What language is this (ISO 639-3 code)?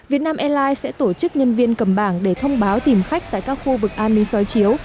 vie